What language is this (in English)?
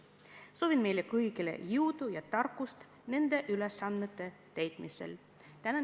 Estonian